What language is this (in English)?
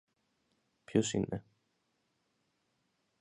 Greek